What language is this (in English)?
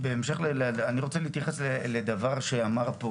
Hebrew